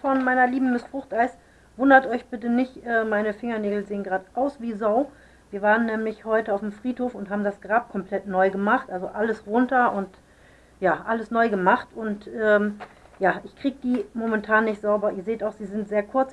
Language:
German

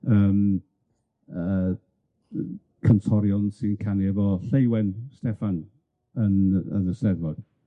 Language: Welsh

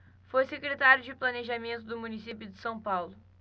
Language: Portuguese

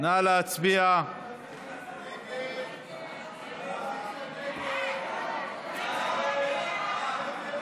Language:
Hebrew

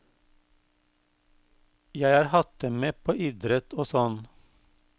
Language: Norwegian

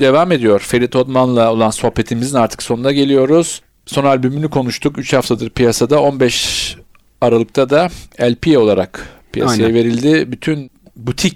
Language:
Turkish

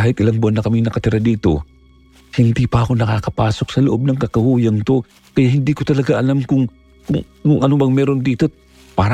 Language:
Filipino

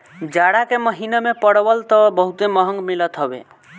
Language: Bhojpuri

